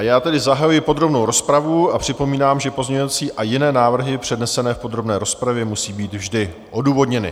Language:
Czech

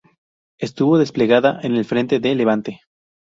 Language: Spanish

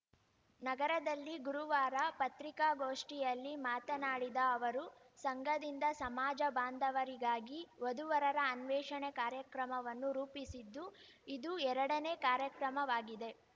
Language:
Kannada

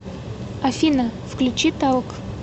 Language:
Russian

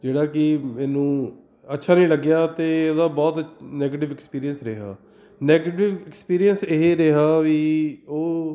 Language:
Punjabi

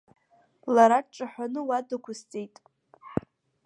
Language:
Abkhazian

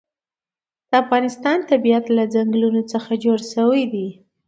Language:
Pashto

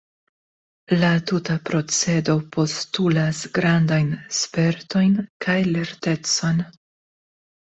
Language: Esperanto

